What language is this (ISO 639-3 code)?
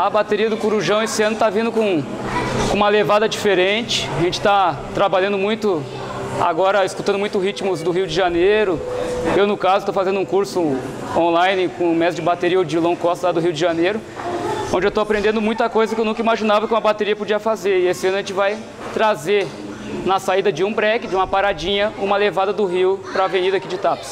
por